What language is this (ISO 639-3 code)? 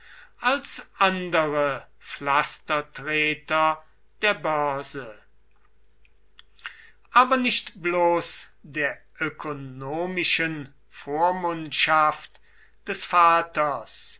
deu